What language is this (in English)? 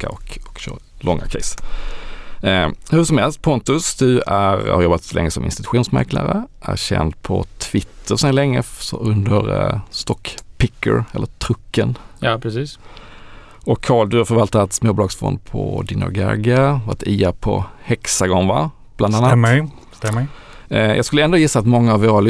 Swedish